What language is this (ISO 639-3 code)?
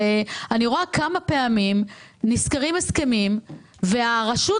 heb